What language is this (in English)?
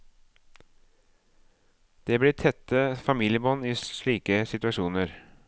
Norwegian